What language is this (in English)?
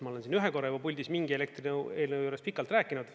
Estonian